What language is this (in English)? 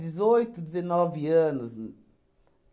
Portuguese